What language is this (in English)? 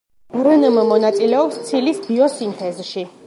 Georgian